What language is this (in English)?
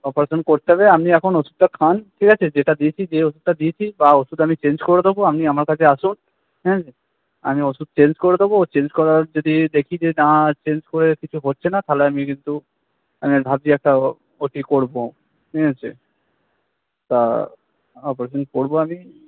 Bangla